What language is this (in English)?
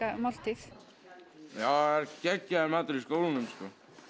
Icelandic